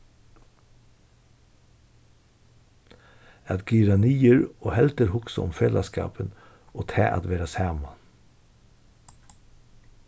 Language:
Faroese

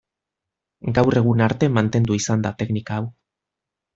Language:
Basque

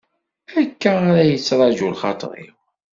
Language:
Kabyle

